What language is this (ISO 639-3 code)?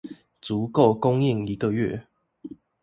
zho